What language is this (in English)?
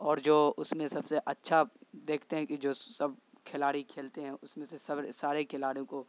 Urdu